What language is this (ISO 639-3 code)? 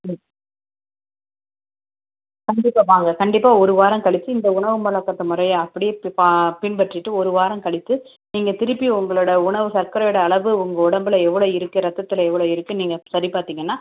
tam